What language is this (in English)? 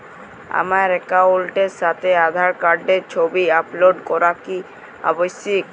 Bangla